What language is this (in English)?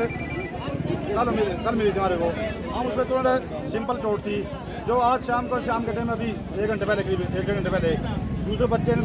Hindi